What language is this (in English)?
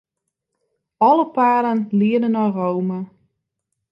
Western Frisian